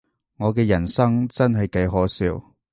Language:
Cantonese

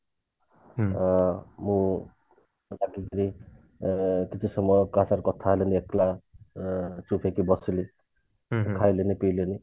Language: Odia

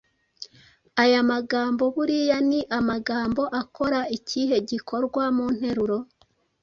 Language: Kinyarwanda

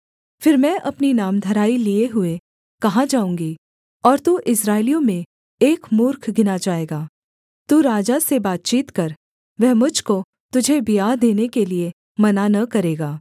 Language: Hindi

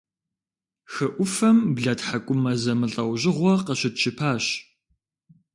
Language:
Kabardian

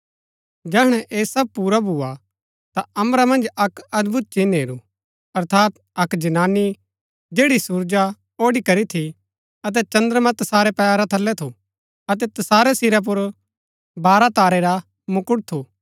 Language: Gaddi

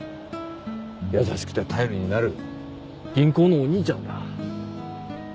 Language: Japanese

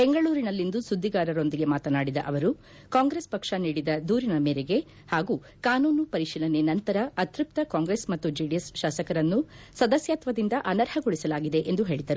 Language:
Kannada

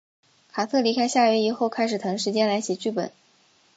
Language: Chinese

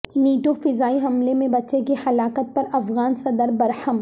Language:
Urdu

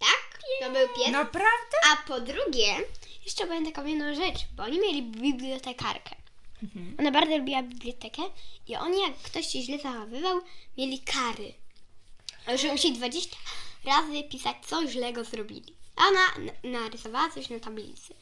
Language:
Polish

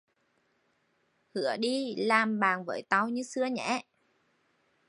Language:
Vietnamese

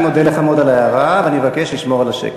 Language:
Hebrew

